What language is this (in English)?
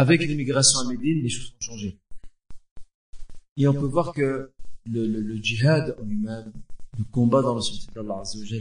French